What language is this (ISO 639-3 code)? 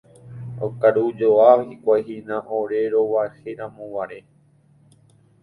grn